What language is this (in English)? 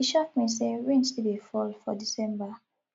Nigerian Pidgin